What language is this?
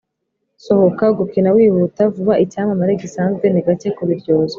Kinyarwanda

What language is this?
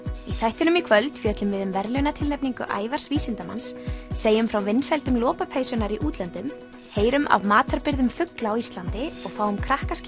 Icelandic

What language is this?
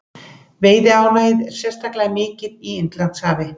Icelandic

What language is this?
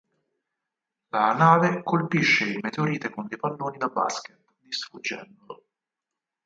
Italian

